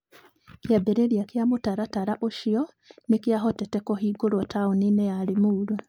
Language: Kikuyu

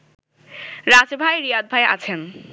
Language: Bangla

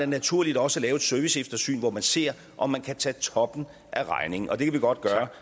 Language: Danish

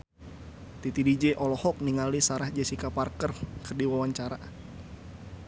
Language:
Sundanese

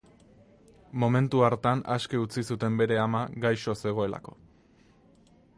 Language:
Basque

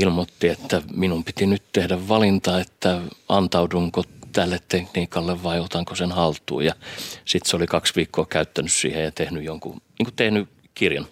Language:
Finnish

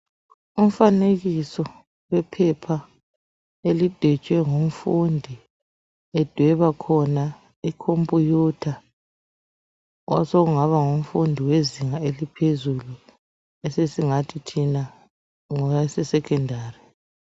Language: North Ndebele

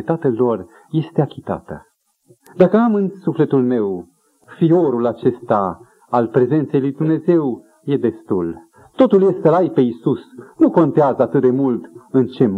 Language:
Romanian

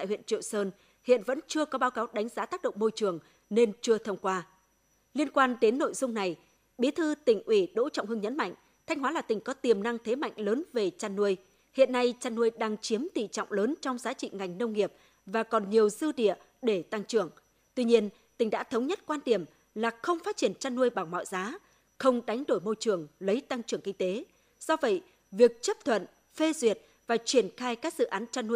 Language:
Vietnamese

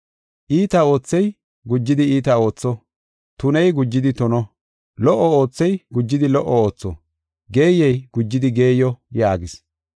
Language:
Gofa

